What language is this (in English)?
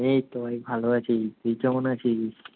Bangla